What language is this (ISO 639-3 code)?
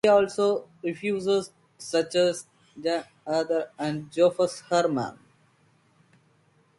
eng